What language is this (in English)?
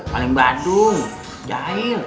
Indonesian